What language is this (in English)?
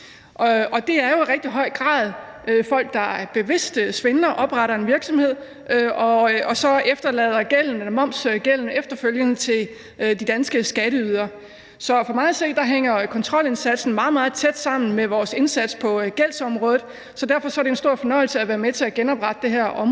Danish